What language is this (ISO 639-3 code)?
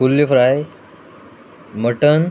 kok